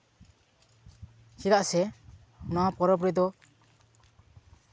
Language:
Santali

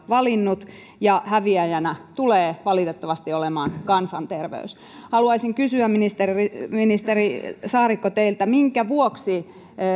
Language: Finnish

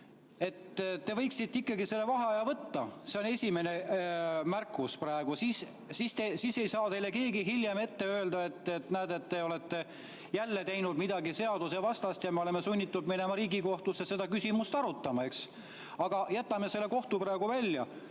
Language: Estonian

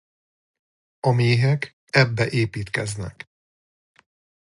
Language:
Hungarian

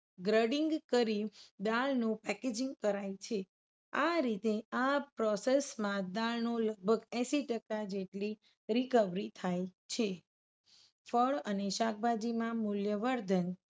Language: Gujarati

